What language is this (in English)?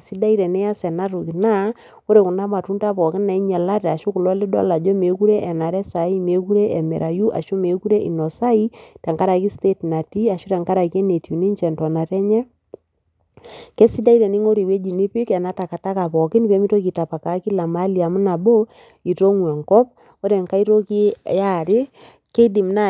Masai